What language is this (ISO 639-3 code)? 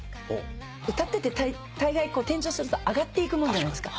jpn